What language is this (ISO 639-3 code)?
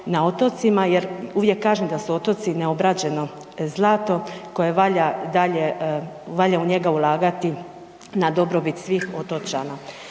hrv